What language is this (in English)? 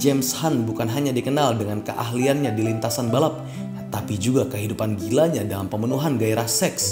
Indonesian